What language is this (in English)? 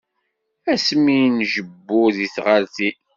Kabyle